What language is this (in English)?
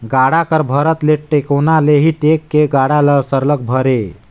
Chhattisgarhi